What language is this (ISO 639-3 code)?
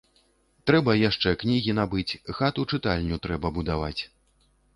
bel